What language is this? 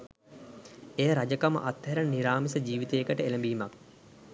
Sinhala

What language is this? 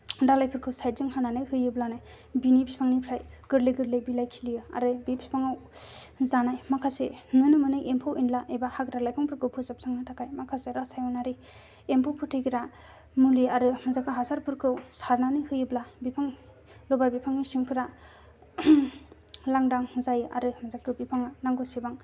Bodo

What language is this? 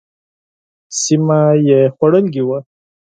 Pashto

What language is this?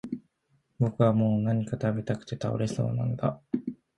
Japanese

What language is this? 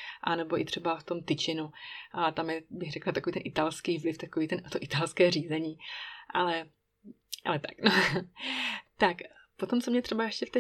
Czech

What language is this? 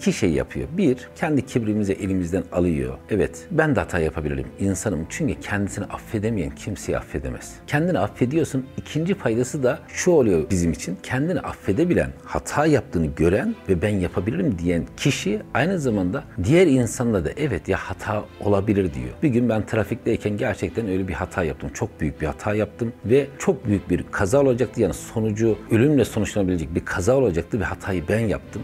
Turkish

